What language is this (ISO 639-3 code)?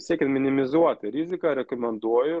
lit